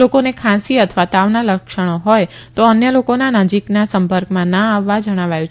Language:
Gujarati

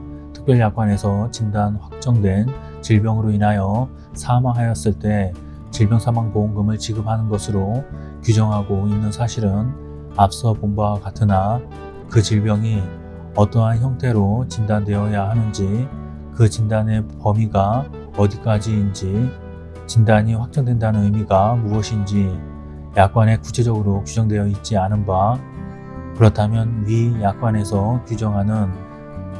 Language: Korean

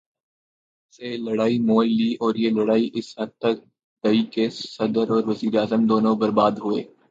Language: Urdu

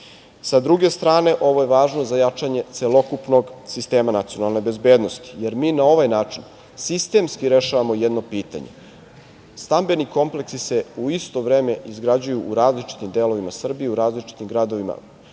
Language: Serbian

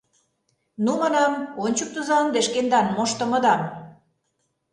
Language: Mari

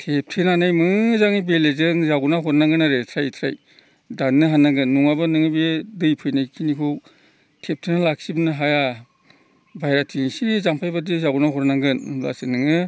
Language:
Bodo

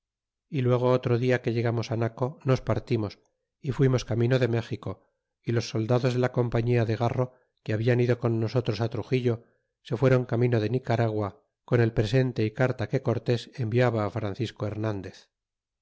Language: Spanish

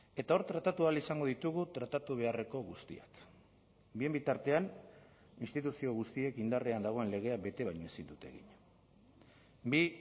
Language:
Basque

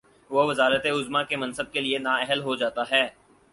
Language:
Urdu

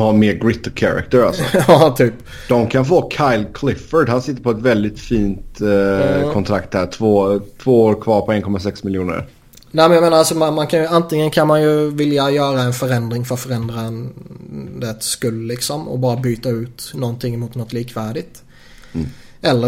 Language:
Swedish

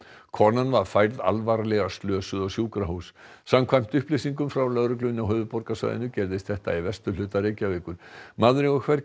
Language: Icelandic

